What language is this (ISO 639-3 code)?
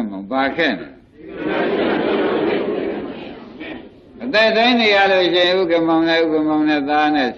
hin